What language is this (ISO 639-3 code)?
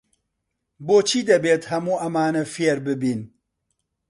ckb